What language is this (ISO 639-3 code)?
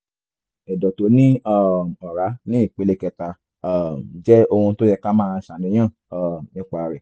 yor